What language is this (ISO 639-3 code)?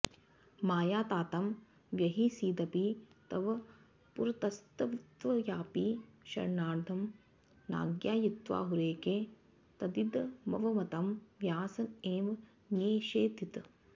san